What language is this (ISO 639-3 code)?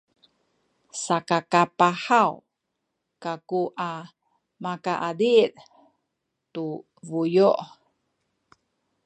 szy